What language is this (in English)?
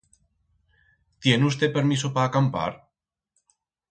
Aragonese